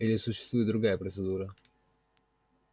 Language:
Russian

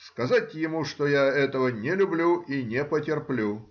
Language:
Russian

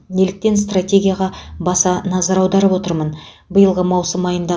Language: Kazakh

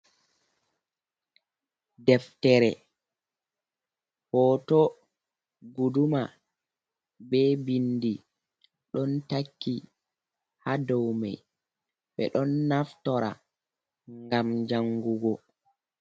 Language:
Fula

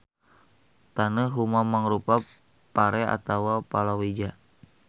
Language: Sundanese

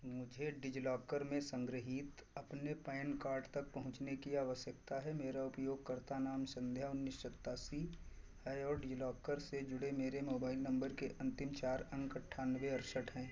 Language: Hindi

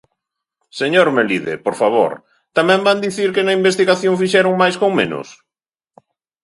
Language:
Galician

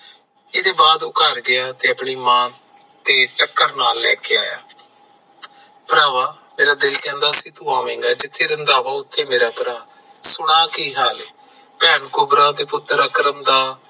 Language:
Punjabi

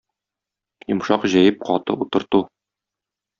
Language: Tatar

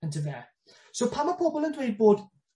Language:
Welsh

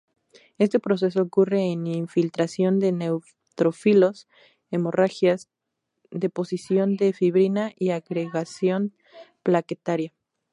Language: Spanish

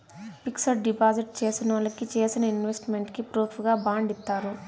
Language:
Telugu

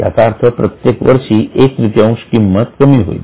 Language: Marathi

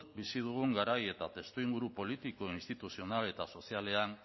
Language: Basque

